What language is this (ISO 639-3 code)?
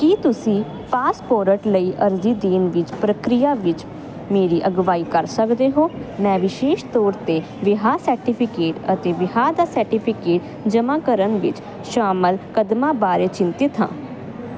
pan